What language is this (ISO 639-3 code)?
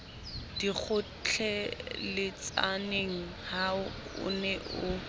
sot